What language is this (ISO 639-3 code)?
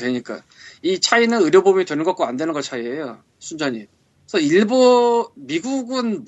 kor